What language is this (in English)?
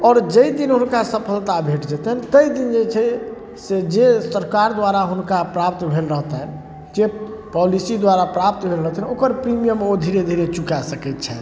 Maithili